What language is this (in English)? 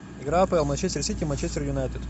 Russian